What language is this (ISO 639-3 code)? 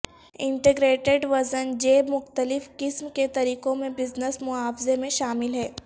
urd